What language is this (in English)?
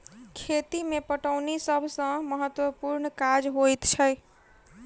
Maithili